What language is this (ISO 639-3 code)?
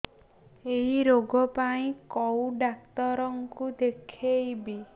ori